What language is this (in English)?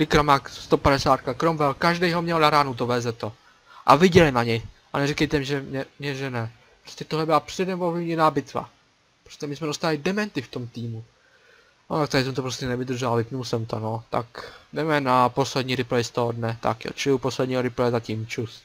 Czech